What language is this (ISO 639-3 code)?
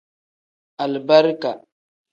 kdh